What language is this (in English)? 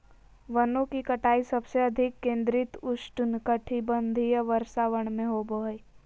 Magahi